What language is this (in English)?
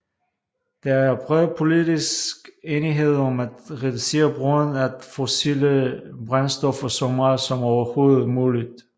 Danish